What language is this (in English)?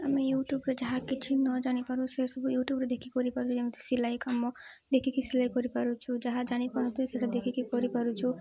Odia